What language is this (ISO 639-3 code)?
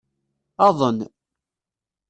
kab